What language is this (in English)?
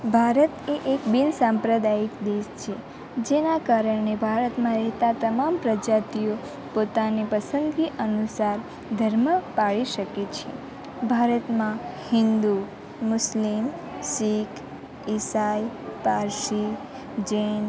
Gujarati